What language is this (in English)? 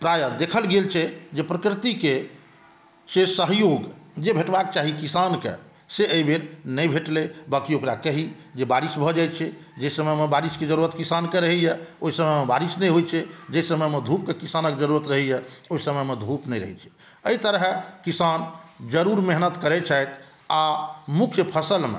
Maithili